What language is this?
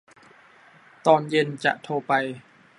Thai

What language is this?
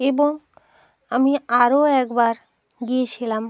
Bangla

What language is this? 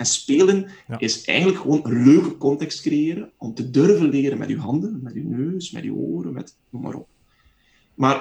Dutch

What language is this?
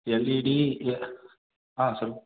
Tamil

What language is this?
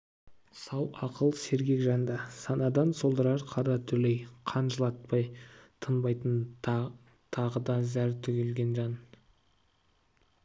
Kazakh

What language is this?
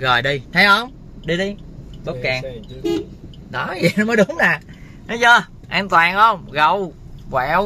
Vietnamese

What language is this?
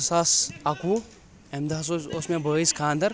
Kashmiri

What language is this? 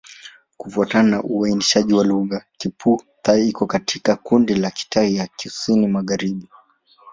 Swahili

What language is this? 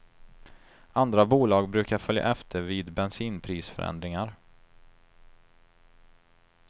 Swedish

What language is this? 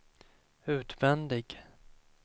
Swedish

